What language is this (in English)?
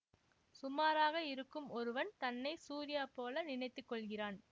Tamil